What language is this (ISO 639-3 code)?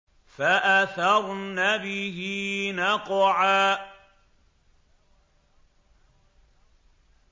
ara